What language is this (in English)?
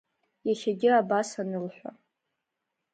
Abkhazian